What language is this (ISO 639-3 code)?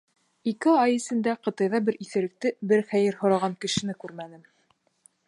bak